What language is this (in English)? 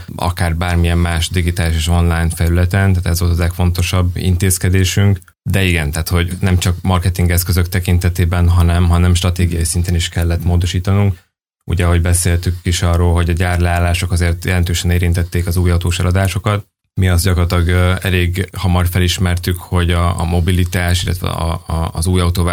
Hungarian